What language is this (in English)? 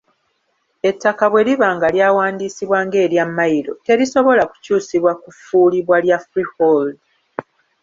Ganda